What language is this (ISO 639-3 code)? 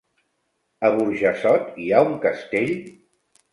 cat